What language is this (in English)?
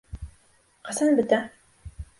Bashkir